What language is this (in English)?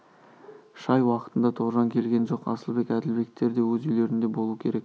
Kazakh